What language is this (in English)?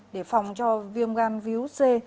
Vietnamese